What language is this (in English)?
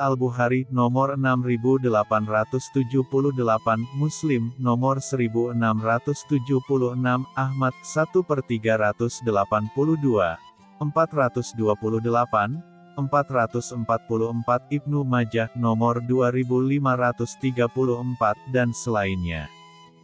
Indonesian